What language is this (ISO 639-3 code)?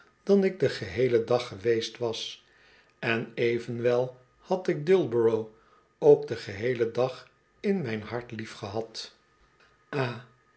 nld